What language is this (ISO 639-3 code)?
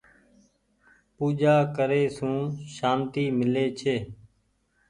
gig